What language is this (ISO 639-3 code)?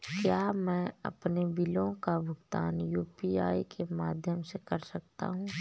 hin